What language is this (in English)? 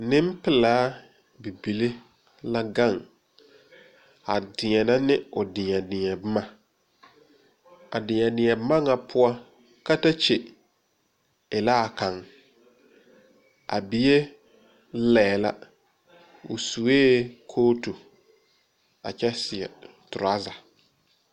Southern Dagaare